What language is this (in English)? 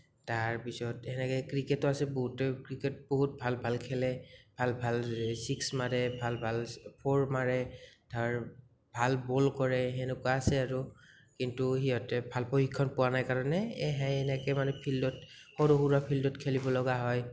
Assamese